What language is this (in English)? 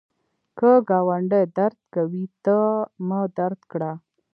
Pashto